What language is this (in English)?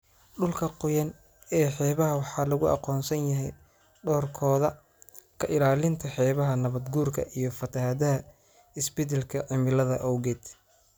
Somali